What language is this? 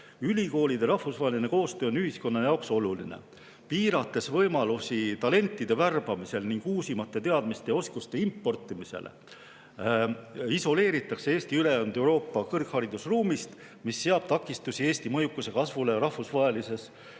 Estonian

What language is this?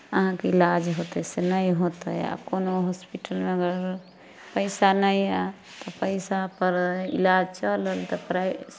Maithili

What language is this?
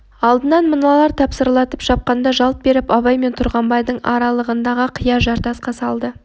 Kazakh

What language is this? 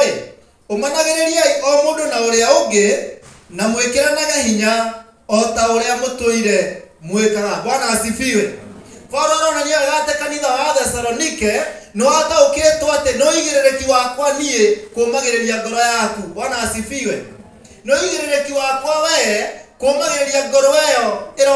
Indonesian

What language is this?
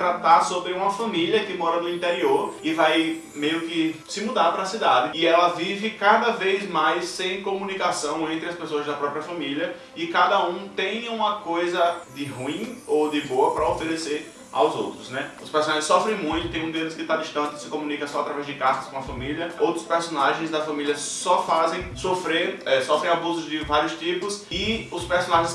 Portuguese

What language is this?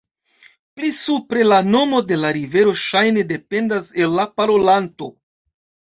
Esperanto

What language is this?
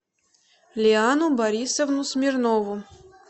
Russian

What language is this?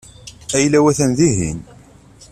Kabyle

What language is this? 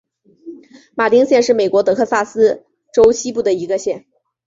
Chinese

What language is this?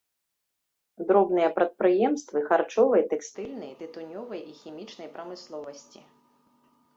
Belarusian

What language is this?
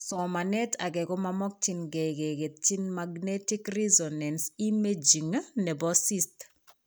Kalenjin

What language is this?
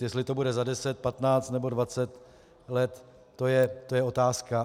Czech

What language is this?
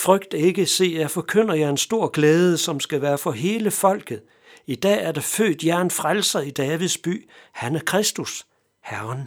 Danish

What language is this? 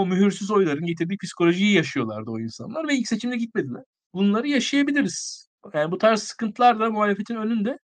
Turkish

